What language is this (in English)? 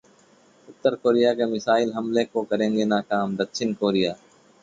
Hindi